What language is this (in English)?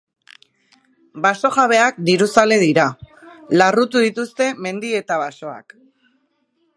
Basque